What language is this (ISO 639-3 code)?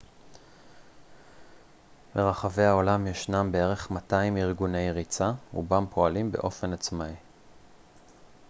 heb